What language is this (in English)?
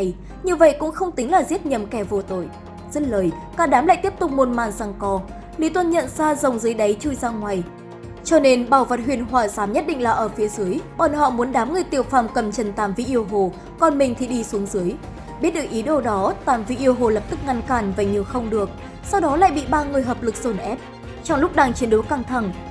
Vietnamese